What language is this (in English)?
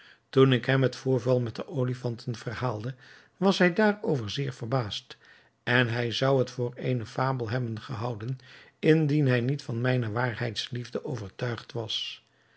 Dutch